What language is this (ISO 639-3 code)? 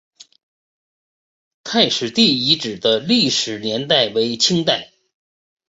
zho